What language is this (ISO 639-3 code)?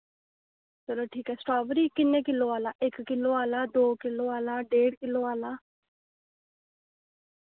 doi